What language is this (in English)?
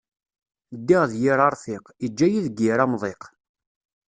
Kabyle